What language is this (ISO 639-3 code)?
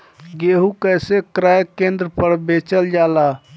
bho